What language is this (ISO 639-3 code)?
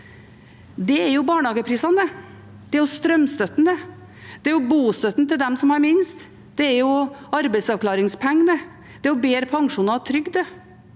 nor